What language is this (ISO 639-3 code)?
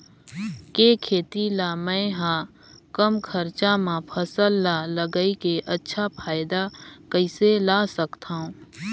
hne